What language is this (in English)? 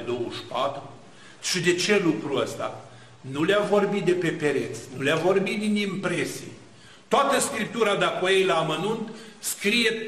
Romanian